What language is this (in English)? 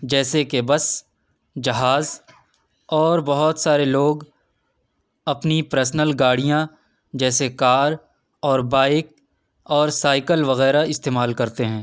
Urdu